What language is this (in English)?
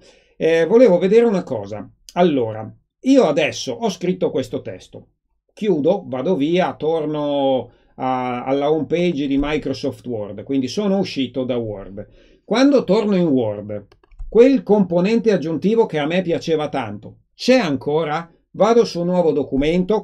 Italian